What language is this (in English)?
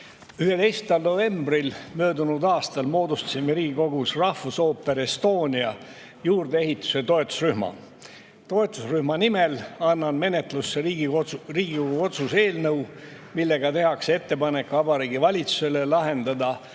Estonian